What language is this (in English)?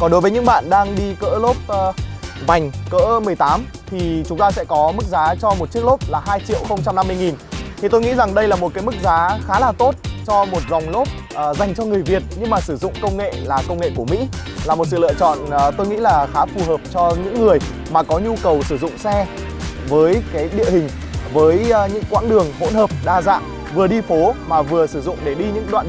Vietnamese